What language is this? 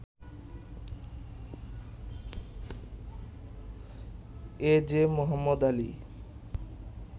Bangla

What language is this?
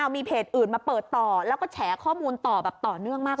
Thai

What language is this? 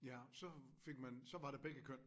Danish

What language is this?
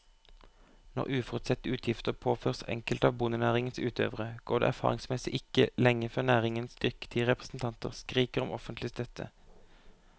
Norwegian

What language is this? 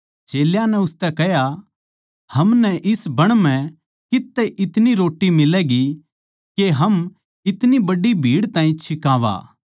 Haryanvi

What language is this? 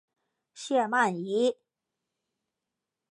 Chinese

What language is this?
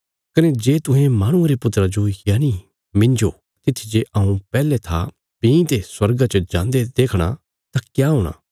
Bilaspuri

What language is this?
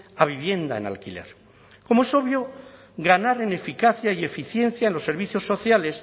Spanish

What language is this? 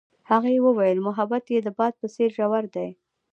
Pashto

